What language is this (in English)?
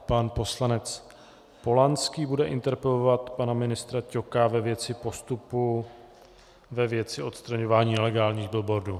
Czech